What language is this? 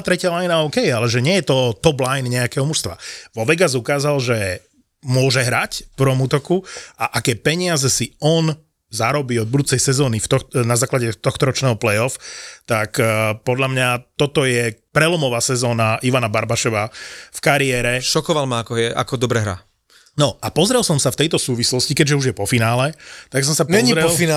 Slovak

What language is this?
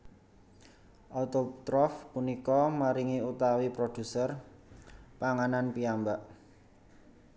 Javanese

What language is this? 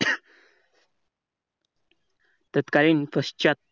Marathi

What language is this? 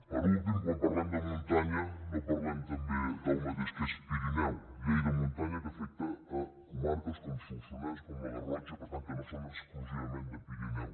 Catalan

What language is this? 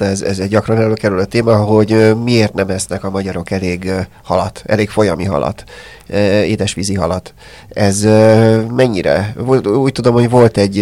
Hungarian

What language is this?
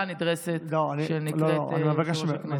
Hebrew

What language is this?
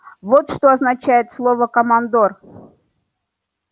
Russian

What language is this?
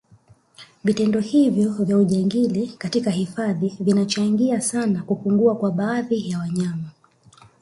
Swahili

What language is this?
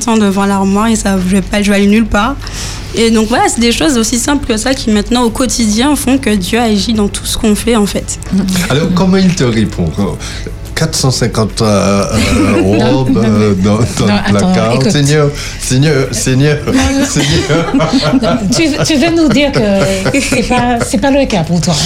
French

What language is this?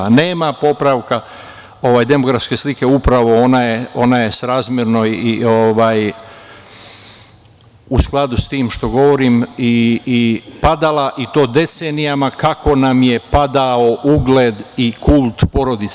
Serbian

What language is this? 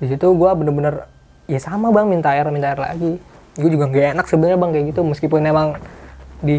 Indonesian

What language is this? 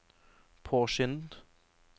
Norwegian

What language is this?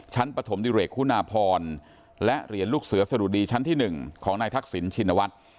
Thai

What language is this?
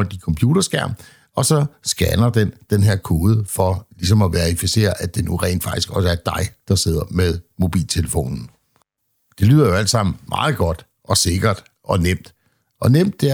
Danish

